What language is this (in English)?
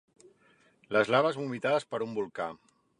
Catalan